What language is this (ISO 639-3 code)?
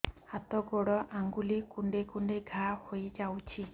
ori